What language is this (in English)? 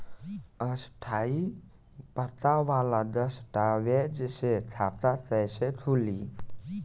Bhojpuri